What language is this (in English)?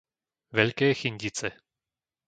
Slovak